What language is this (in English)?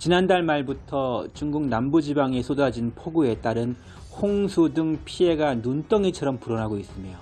Korean